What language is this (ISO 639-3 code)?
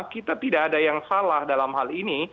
ind